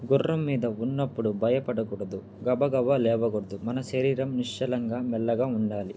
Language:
Telugu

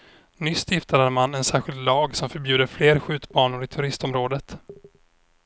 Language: Swedish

